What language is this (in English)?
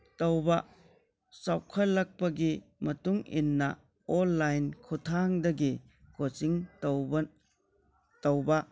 Manipuri